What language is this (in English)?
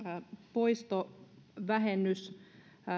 Finnish